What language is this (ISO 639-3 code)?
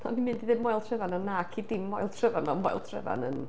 cym